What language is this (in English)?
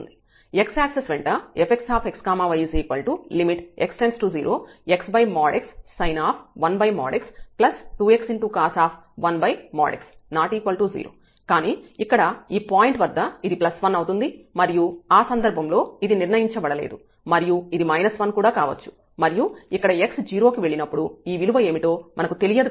Telugu